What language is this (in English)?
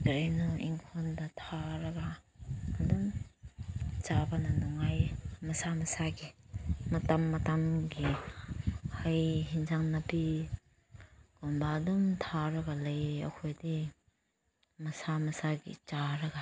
Manipuri